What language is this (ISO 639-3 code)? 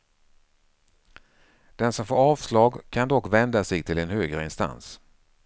swe